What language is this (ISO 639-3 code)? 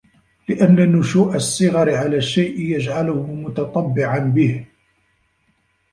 ara